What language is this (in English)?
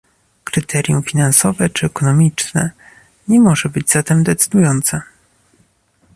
Polish